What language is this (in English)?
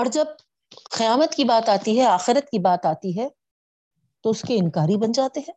Urdu